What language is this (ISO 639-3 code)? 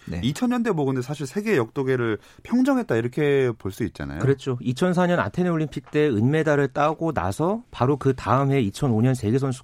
kor